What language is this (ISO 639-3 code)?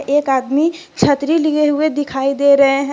hin